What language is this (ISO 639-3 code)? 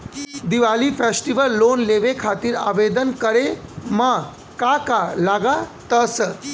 bho